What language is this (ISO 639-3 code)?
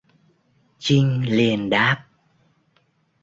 vie